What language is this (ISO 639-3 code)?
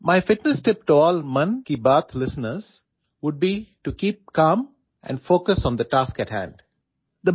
ori